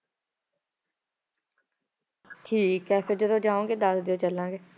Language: Punjabi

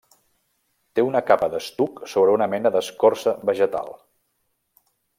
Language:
Catalan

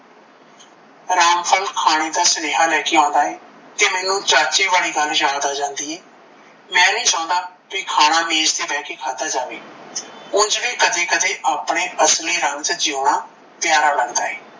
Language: Punjabi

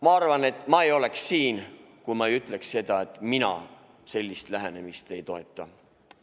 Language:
Estonian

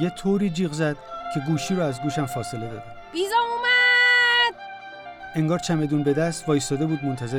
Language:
Persian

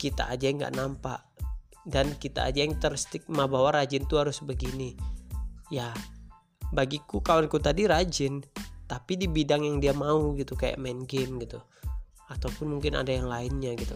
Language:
Indonesian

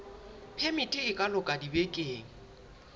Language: Southern Sotho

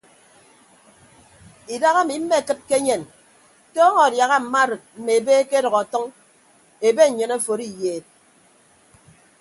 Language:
Ibibio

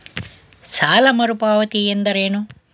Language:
Kannada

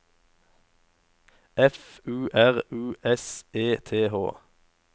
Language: Norwegian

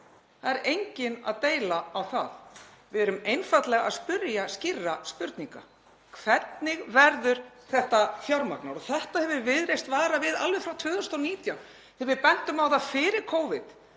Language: Icelandic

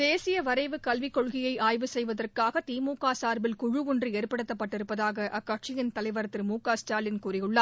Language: Tamil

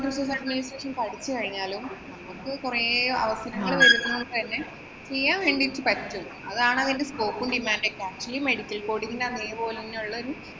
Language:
Malayalam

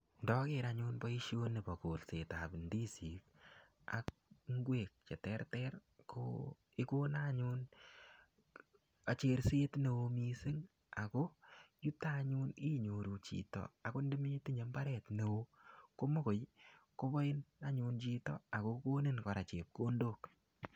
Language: Kalenjin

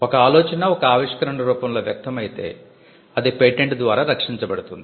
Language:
Telugu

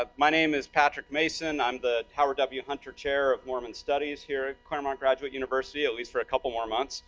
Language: English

